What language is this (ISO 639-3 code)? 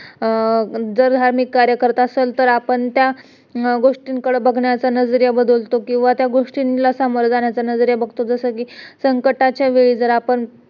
mar